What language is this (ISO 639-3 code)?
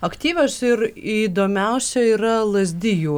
lit